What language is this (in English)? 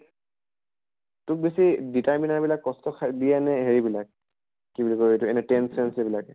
Assamese